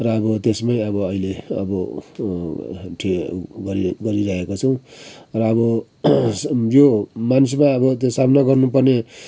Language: Nepali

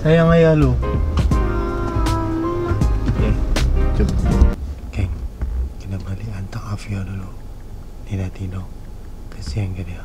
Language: Malay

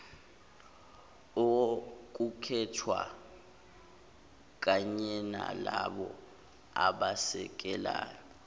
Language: Zulu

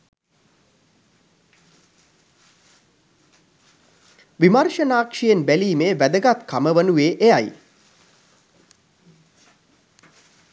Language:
Sinhala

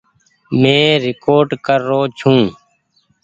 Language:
Goaria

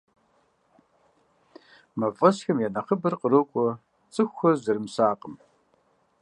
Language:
Kabardian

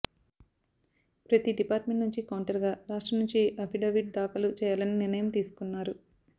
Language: Telugu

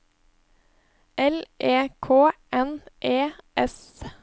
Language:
Norwegian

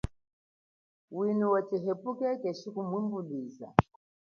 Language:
Chokwe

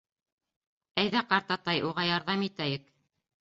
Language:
Bashkir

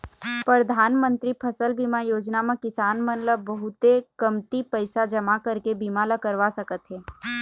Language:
Chhattisgarhi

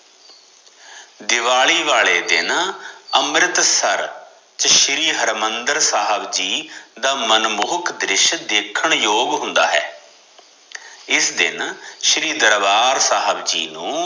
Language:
Punjabi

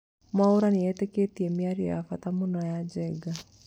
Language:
Kikuyu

